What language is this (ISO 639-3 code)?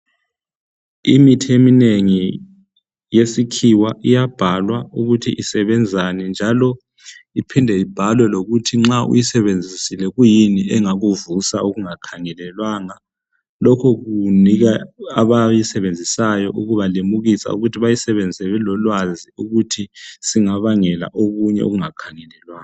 nde